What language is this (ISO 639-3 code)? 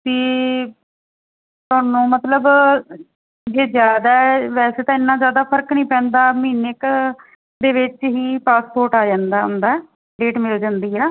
pan